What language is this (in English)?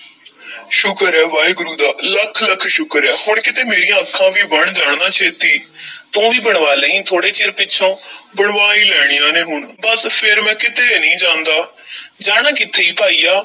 Punjabi